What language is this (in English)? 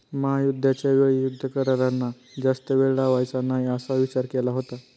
Marathi